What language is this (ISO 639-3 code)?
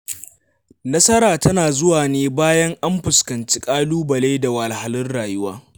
hau